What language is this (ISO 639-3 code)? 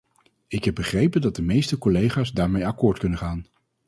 nld